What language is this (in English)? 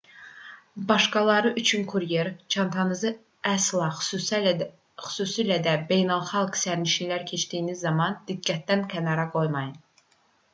Azerbaijani